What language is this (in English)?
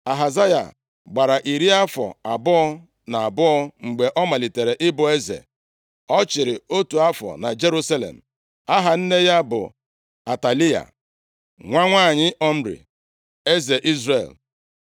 Igbo